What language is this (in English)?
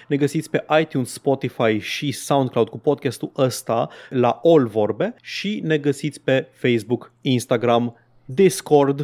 Romanian